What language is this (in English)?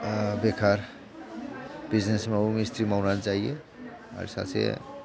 Bodo